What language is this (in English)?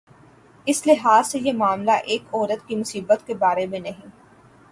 Urdu